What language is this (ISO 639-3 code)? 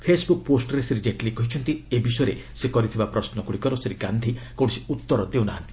ori